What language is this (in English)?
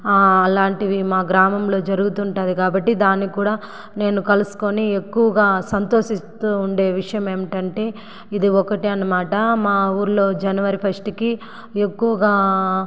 Telugu